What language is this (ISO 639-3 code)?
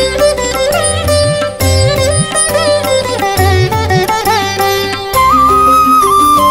ara